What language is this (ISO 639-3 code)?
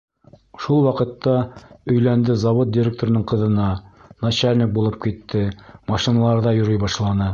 bak